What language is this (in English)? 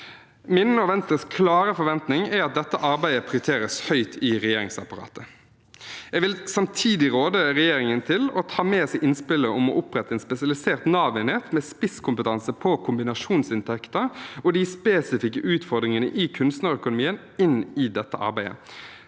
Norwegian